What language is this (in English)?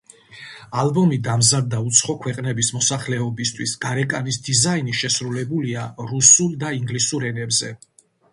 Georgian